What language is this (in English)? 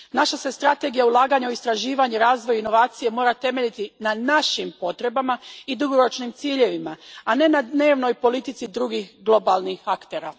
Croatian